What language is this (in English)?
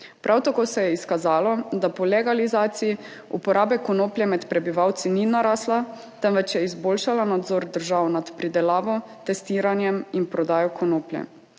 Slovenian